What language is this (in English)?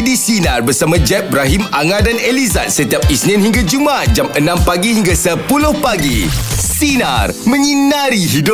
Malay